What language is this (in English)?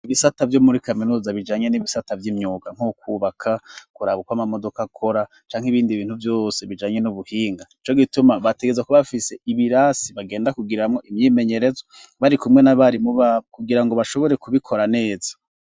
Rundi